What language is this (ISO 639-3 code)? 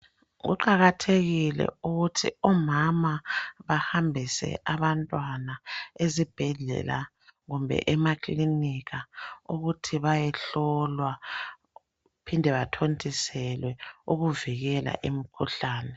nde